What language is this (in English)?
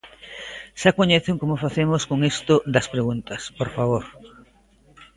Galician